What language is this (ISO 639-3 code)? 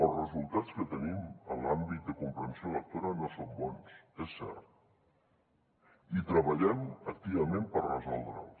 cat